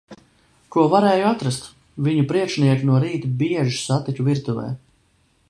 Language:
Latvian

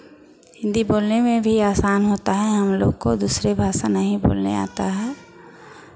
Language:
Hindi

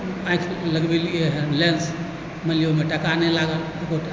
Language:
Maithili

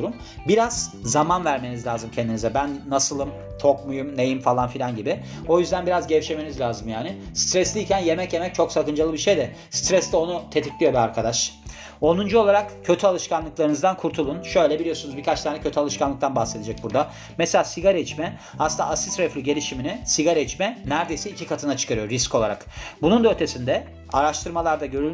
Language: Turkish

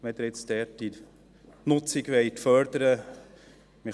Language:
Swiss German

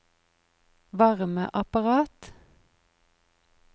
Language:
Norwegian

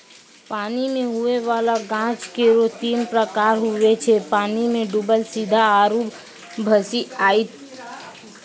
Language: Maithili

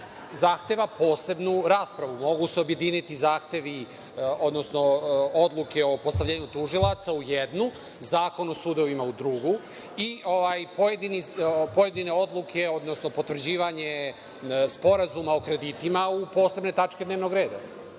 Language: Serbian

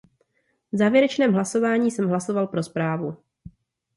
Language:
Czech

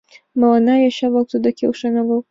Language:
Mari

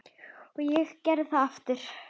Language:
Icelandic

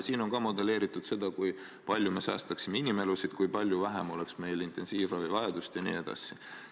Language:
Estonian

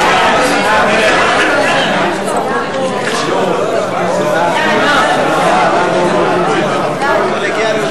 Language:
Hebrew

